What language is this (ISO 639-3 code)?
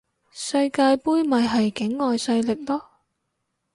yue